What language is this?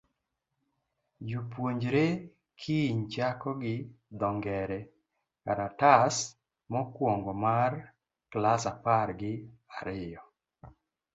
Luo (Kenya and Tanzania)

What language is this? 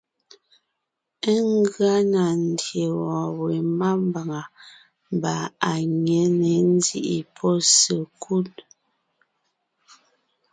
Ngiemboon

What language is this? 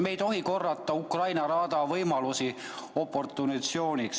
Estonian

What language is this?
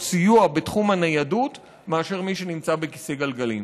Hebrew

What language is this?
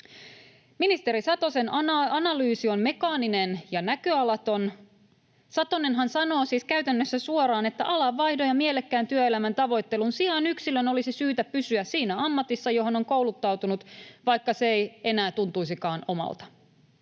Finnish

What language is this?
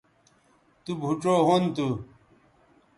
Bateri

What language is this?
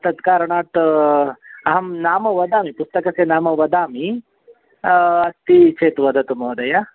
Sanskrit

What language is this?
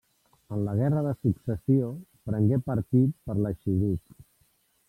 Catalan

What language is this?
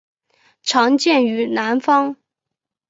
Chinese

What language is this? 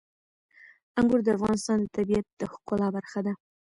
Pashto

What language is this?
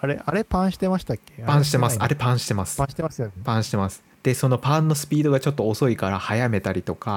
Japanese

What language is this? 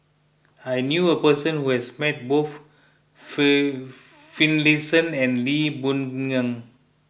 English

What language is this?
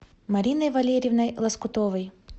Russian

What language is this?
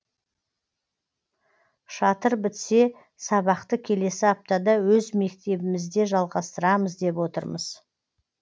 Kazakh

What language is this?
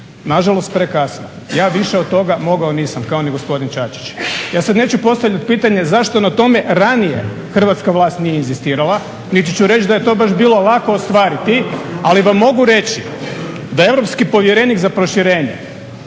Croatian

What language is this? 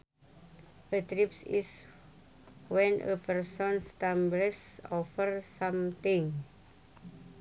Sundanese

